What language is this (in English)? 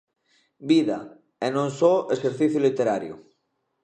Galician